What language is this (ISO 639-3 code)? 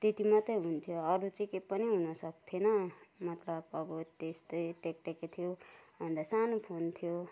nep